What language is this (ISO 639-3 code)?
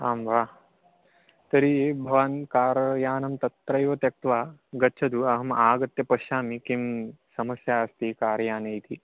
san